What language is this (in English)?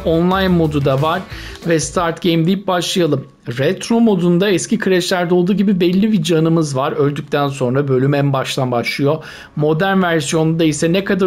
Turkish